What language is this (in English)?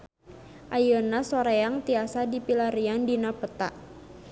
Sundanese